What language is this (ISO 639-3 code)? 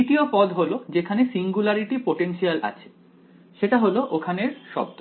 ben